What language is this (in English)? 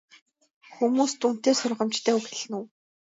Mongolian